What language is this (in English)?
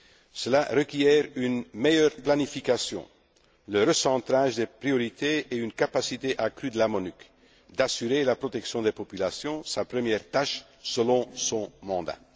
French